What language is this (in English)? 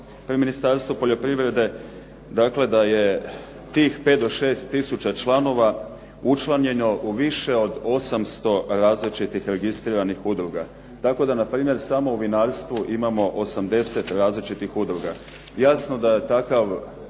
Croatian